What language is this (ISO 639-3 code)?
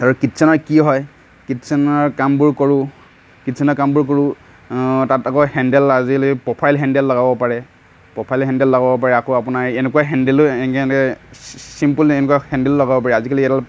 asm